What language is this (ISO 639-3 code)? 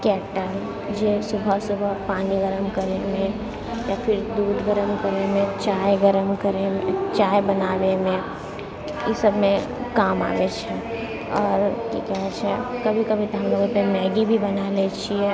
mai